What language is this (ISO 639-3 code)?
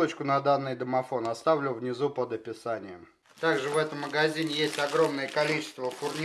rus